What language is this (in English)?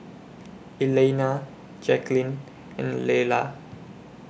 English